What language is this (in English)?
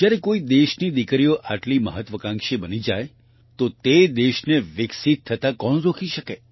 Gujarati